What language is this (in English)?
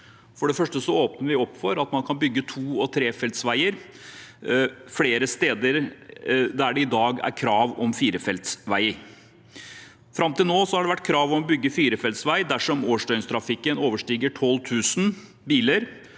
Norwegian